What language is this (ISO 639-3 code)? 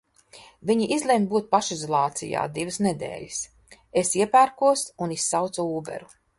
lav